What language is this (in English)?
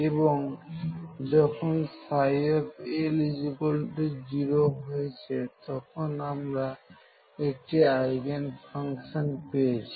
Bangla